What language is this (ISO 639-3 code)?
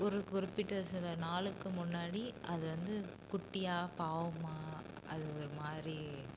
tam